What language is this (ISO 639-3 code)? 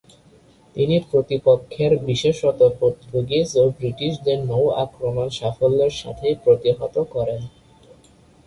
ben